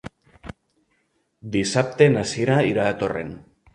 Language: Catalan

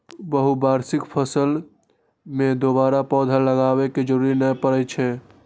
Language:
Maithili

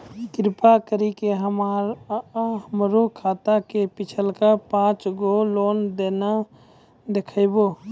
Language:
Maithili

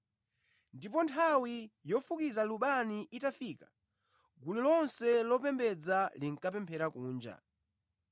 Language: Nyanja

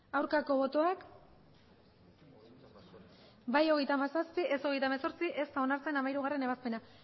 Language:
Basque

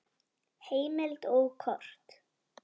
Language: Icelandic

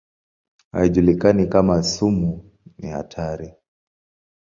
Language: Swahili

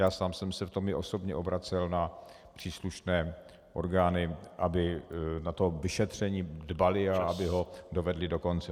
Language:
Czech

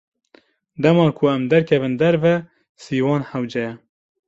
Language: Kurdish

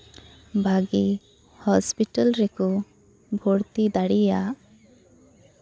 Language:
Santali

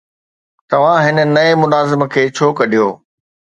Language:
Sindhi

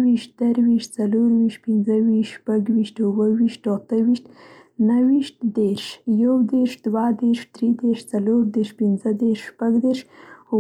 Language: Central Pashto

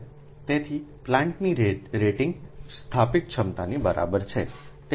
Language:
Gujarati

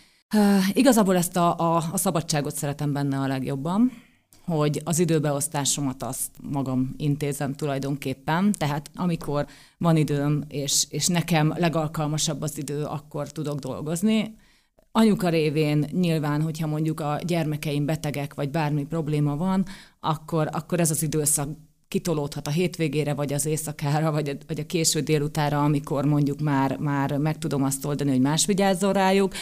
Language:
Hungarian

